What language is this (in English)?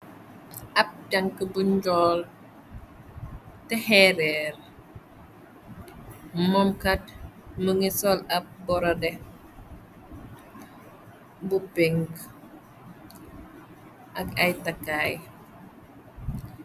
Wolof